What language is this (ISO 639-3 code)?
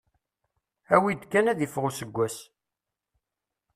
kab